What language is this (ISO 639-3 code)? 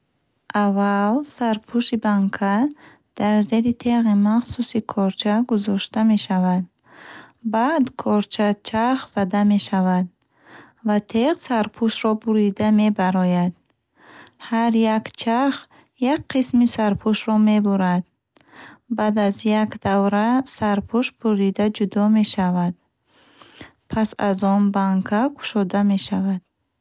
bhh